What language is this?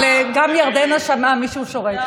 Hebrew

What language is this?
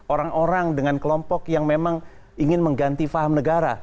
Indonesian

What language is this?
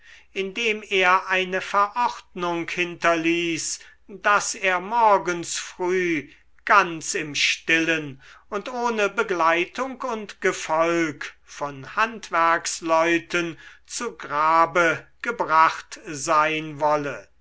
German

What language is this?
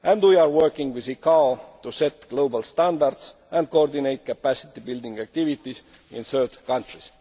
English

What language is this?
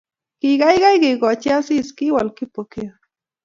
Kalenjin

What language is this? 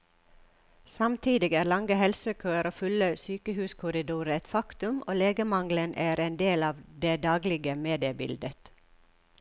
Norwegian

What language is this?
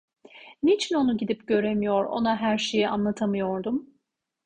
Turkish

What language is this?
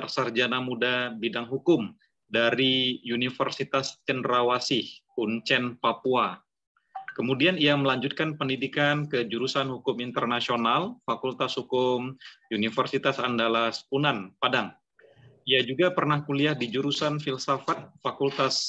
Indonesian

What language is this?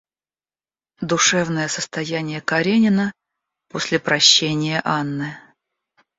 Russian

